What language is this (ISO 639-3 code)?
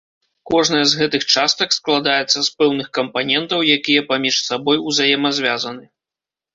bel